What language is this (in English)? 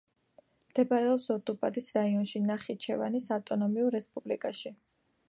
Georgian